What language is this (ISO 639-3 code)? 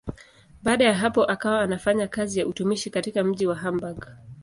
swa